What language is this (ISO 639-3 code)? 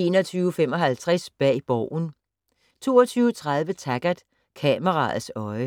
dan